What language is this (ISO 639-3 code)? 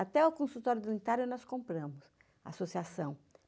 por